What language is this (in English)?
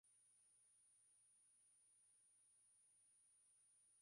Swahili